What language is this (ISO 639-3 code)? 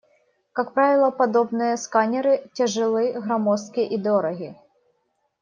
rus